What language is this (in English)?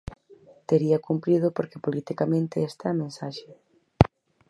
Galician